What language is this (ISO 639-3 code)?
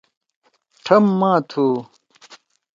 trw